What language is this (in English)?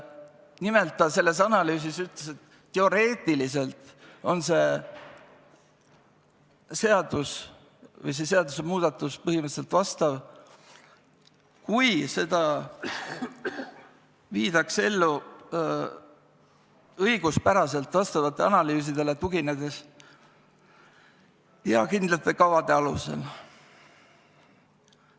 Estonian